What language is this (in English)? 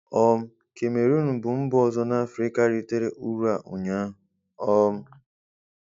Igbo